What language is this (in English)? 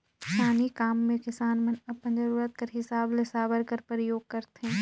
Chhattisgarhi